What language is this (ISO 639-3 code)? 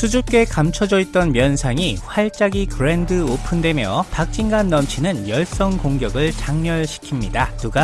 kor